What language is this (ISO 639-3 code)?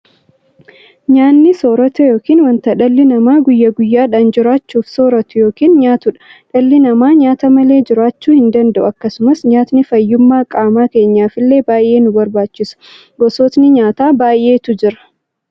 orm